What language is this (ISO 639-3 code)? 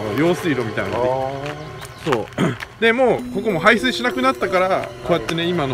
jpn